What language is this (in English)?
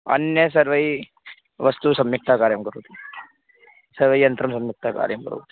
Sanskrit